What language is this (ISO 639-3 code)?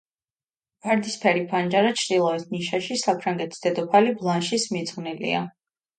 kat